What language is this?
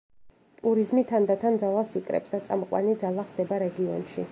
Georgian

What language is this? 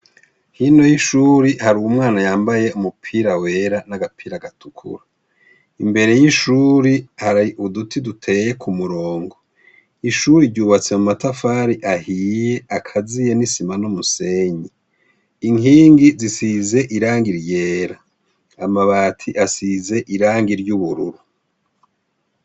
Rundi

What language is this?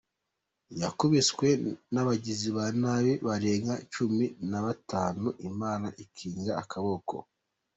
Kinyarwanda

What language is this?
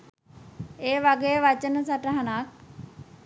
Sinhala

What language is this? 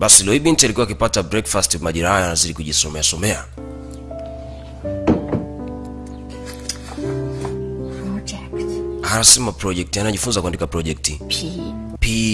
Swahili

